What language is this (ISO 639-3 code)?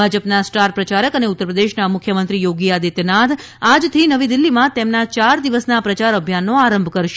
guj